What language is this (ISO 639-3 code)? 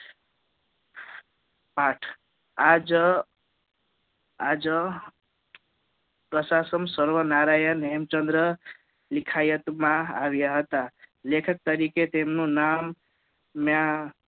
guj